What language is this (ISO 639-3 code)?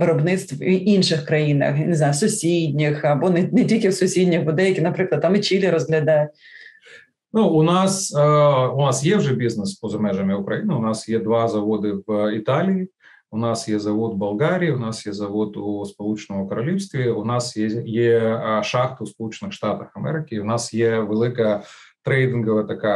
ukr